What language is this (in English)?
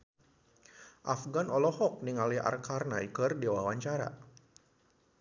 Sundanese